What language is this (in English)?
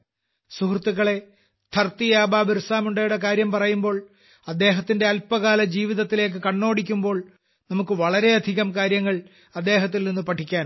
Malayalam